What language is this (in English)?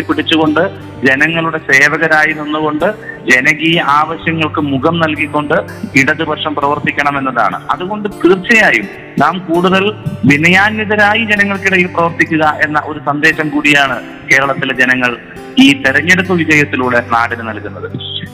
Malayalam